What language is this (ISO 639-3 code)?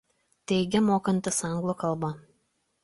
lit